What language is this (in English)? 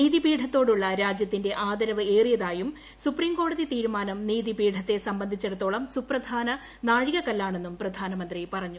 Malayalam